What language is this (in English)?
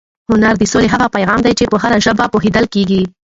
Pashto